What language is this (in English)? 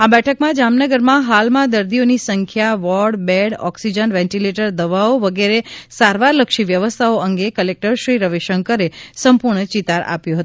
Gujarati